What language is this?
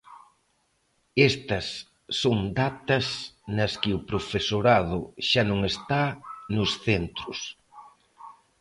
Galician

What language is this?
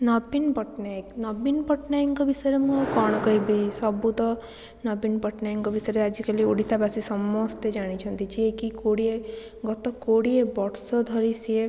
Odia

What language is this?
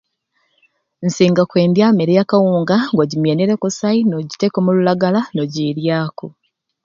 Ruuli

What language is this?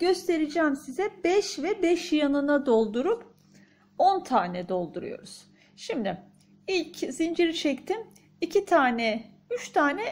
Turkish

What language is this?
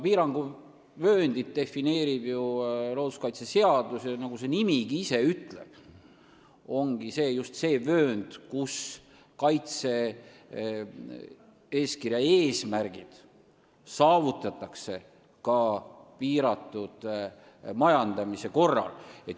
Estonian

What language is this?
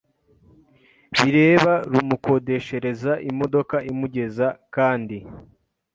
Kinyarwanda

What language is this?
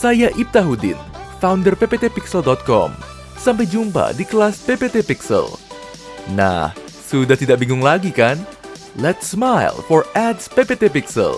Indonesian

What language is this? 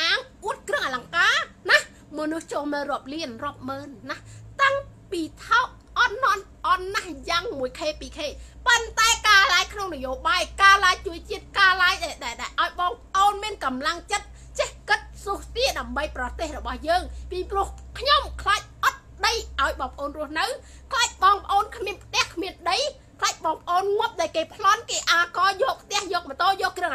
Thai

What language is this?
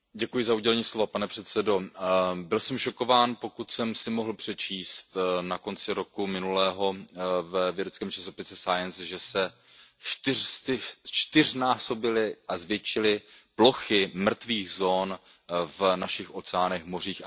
Czech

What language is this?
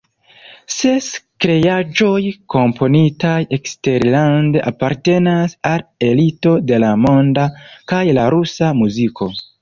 Esperanto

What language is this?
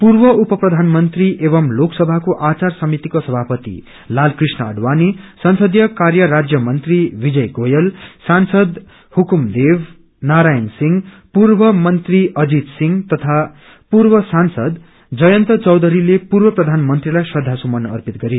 Nepali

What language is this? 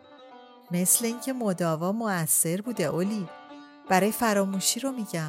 Persian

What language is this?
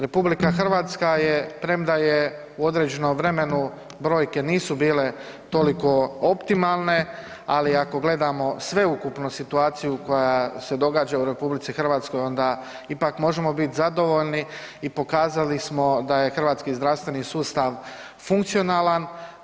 Croatian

